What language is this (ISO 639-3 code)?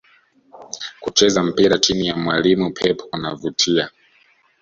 swa